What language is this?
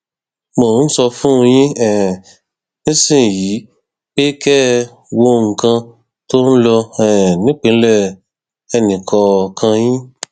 Yoruba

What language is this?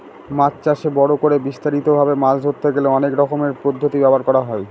Bangla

